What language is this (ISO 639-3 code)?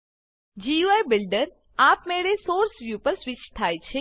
guj